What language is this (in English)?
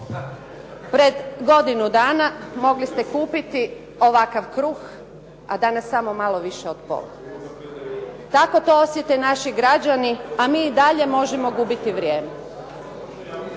Croatian